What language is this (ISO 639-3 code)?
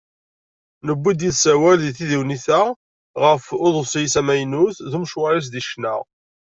kab